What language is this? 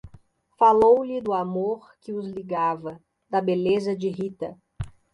Portuguese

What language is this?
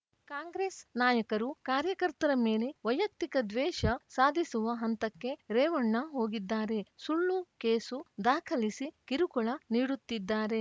Kannada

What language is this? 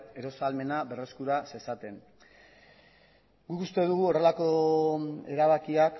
Basque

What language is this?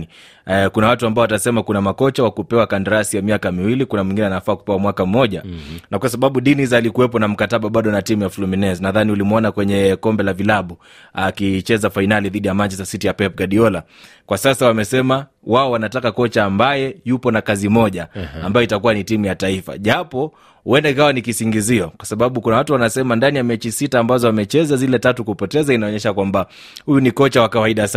Swahili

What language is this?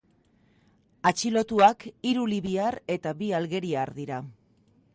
Basque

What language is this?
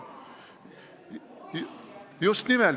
Estonian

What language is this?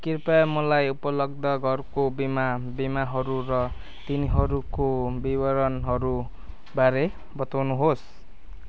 Nepali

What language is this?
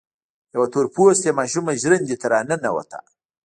Pashto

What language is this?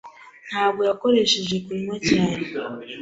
Kinyarwanda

